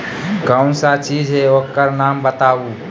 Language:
Magahi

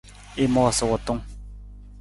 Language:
Nawdm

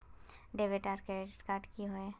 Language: Magahi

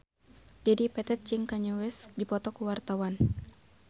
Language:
Sundanese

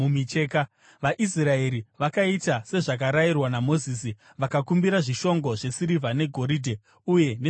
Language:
Shona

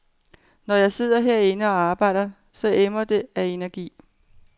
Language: Danish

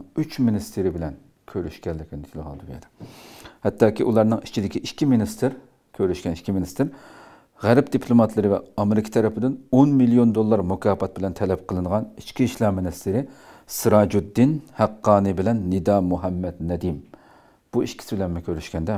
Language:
Turkish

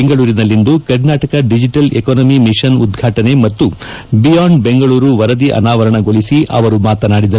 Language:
Kannada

